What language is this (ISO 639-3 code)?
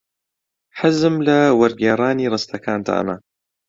ckb